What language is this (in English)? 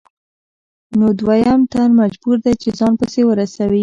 Pashto